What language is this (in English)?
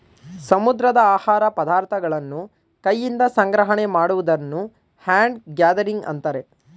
Kannada